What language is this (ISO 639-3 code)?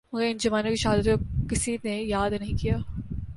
urd